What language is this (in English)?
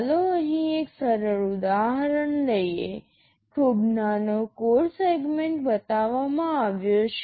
Gujarati